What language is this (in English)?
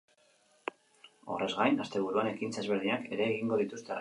Basque